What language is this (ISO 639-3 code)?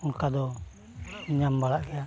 sat